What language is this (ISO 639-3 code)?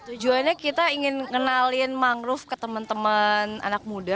ind